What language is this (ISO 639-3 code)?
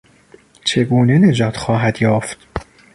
fas